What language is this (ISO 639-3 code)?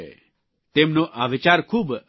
guj